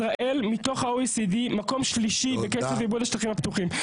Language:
Hebrew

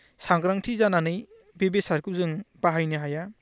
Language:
Bodo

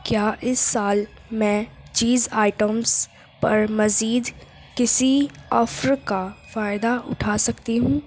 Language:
Urdu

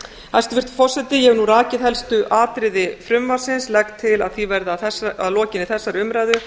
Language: Icelandic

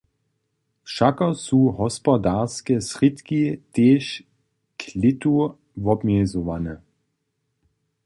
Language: Upper Sorbian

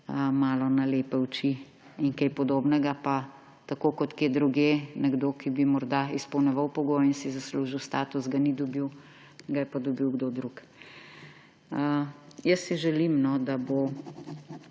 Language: Slovenian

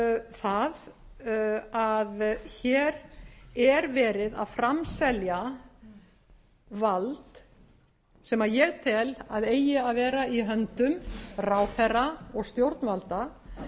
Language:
Icelandic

